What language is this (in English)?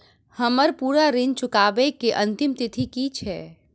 Maithili